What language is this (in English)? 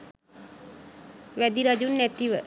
Sinhala